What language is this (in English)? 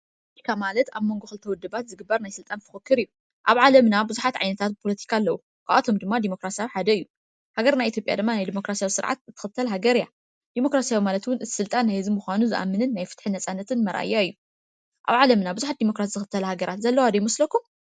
Tigrinya